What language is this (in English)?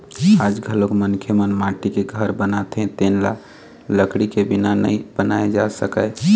Chhattisgarhi